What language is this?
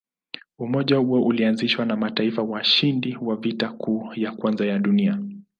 Swahili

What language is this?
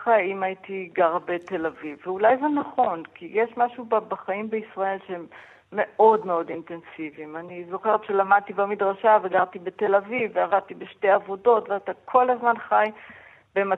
Hebrew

